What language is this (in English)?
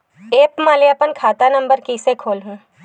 Chhattisgarhi